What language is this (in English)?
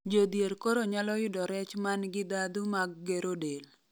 Luo (Kenya and Tanzania)